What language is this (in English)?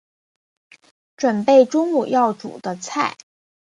Chinese